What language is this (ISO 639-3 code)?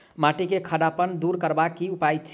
mai